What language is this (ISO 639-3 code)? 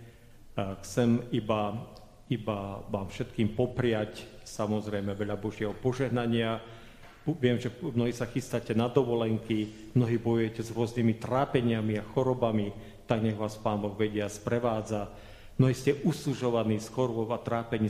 slk